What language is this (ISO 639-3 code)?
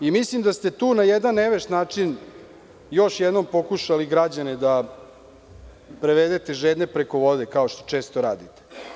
srp